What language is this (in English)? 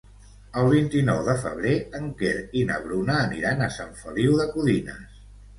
Catalan